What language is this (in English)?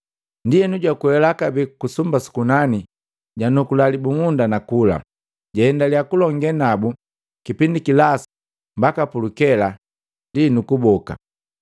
Matengo